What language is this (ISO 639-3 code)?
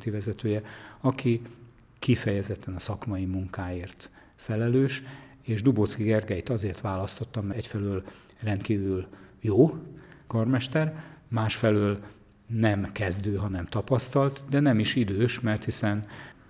hun